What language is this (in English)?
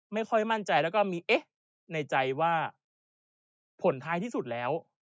Thai